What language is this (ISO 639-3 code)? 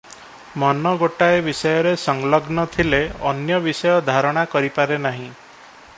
ori